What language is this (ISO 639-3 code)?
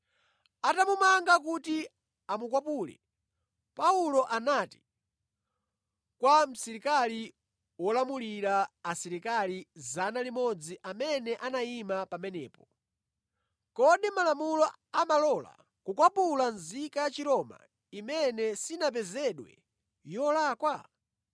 nya